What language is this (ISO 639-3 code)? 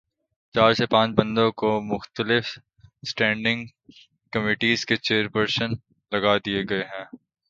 urd